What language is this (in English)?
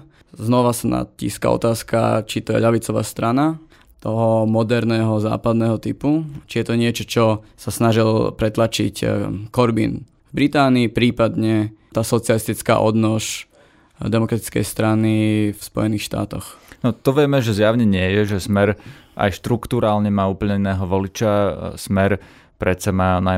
Slovak